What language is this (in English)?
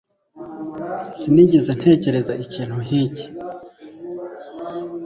Kinyarwanda